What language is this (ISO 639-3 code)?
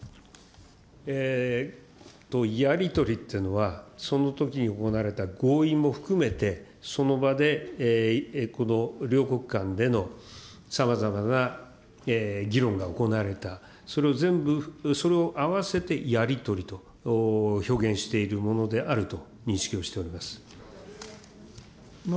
jpn